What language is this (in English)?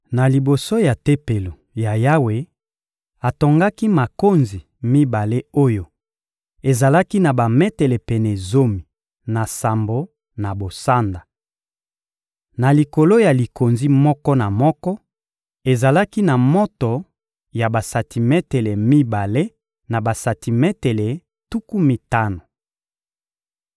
Lingala